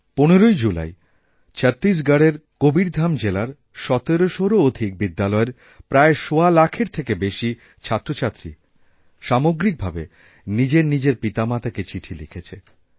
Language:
Bangla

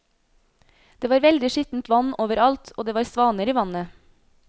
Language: Norwegian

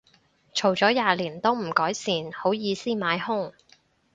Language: Cantonese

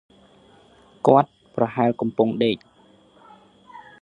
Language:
Khmer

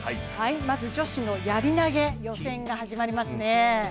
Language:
Japanese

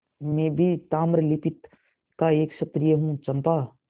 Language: Hindi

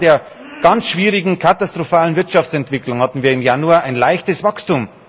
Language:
German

